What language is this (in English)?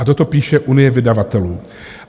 Czech